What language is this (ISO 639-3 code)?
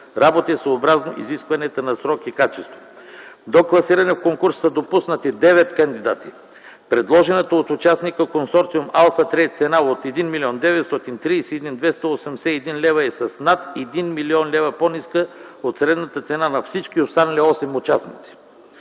bul